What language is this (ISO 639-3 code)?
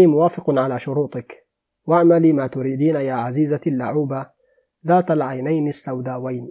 ara